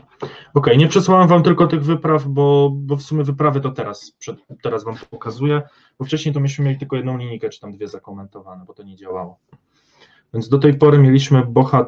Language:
Polish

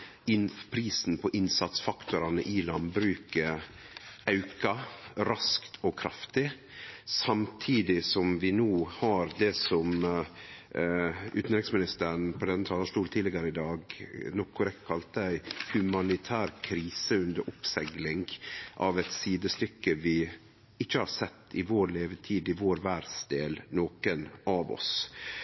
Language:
Norwegian Nynorsk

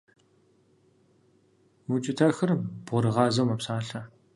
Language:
Kabardian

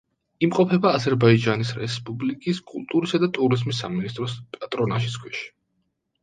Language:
Georgian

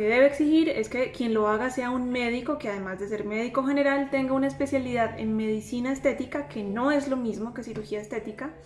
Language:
Spanish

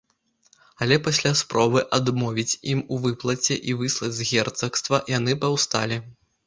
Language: Belarusian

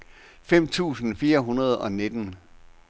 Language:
Danish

